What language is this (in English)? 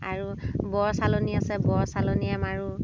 Assamese